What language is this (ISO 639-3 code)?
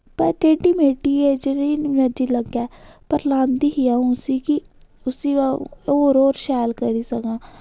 doi